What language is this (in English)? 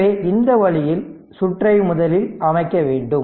Tamil